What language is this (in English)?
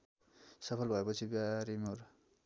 Nepali